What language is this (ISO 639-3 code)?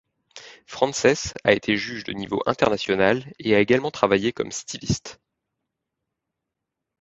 fra